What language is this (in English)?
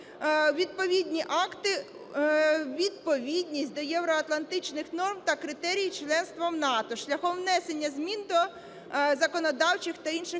Ukrainian